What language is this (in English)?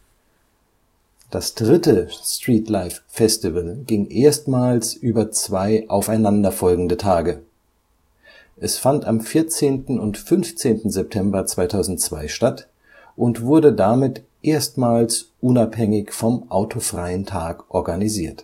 German